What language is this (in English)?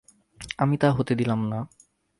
Bangla